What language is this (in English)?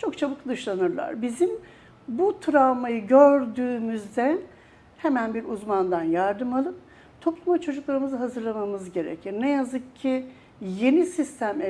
Turkish